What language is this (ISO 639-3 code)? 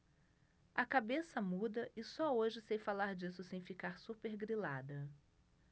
por